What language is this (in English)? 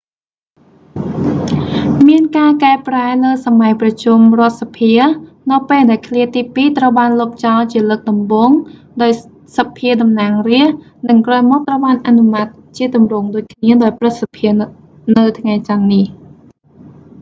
Khmer